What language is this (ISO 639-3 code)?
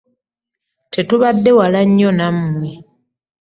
lug